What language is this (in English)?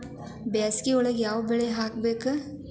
Kannada